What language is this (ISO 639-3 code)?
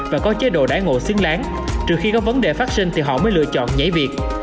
vie